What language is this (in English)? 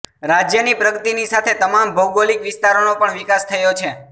Gujarati